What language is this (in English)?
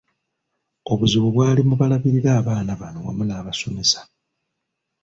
Ganda